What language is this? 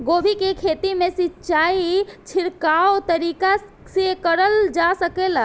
Bhojpuri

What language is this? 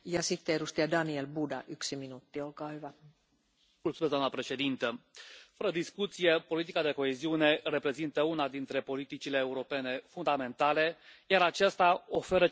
Romanian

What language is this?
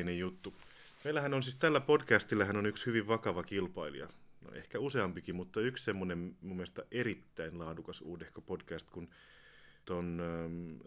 Finnish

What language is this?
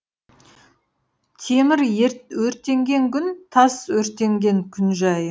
Kazakh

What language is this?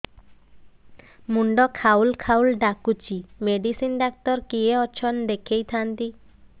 Odia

